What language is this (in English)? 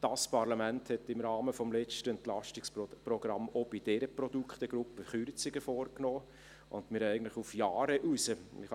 Swiss German